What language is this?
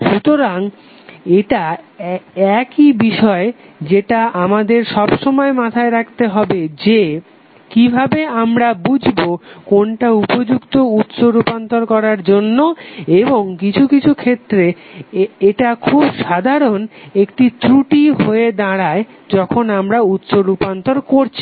Bangla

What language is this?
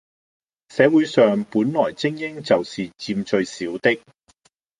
Cantonese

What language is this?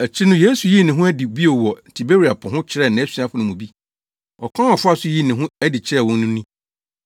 Akan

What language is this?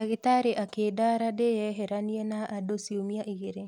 Kikuyu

